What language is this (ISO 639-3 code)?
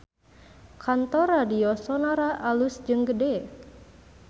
sun